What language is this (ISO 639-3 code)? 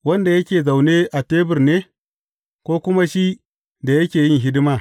hau